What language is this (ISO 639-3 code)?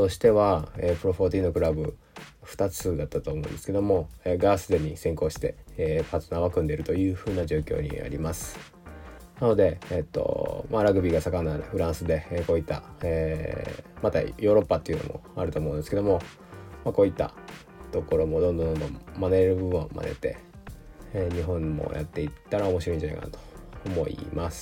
jpn